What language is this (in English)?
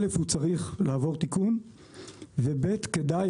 Hebrew